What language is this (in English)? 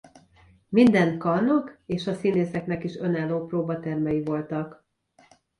Hungarian